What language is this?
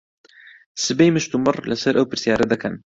Central Kurdish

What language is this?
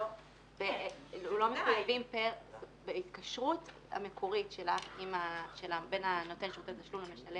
Hebrew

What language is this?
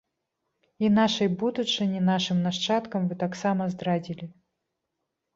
Belarusian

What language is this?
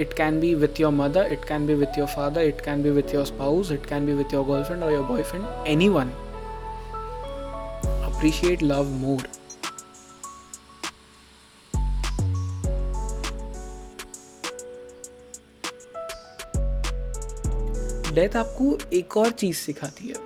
Hindi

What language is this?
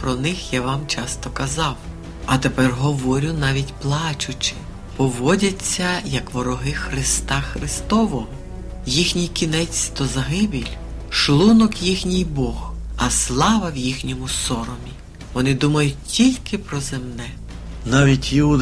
Ukrainian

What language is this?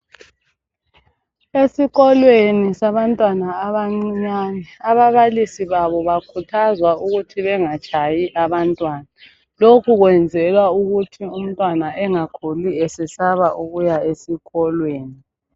North Ndebele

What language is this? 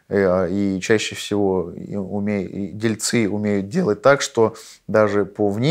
Russian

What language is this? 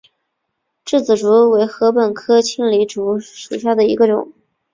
Chinese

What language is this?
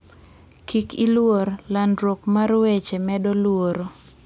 Luo (Kenya and Tanzania)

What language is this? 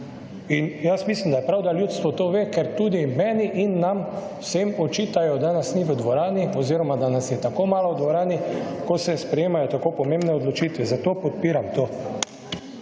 Slovenian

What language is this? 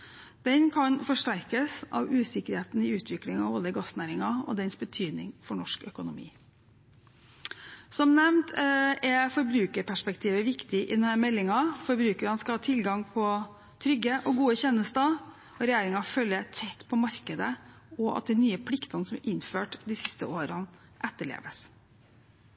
Norwegian Bokmål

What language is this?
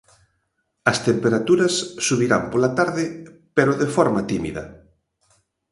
Galician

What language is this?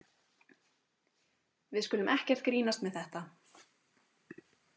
Icelandic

